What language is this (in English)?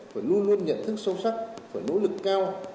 Vietnamese